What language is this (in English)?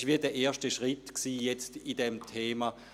Swiss German